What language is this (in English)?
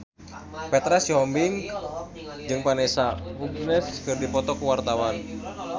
Sundanese